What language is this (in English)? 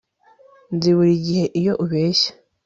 Kinyarwanda